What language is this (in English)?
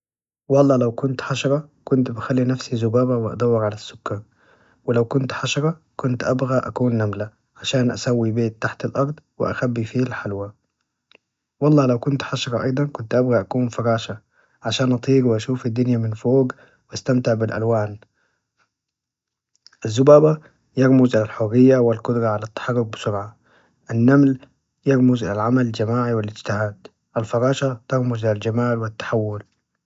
Najdi Arabic